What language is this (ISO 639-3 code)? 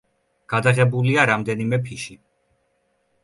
kat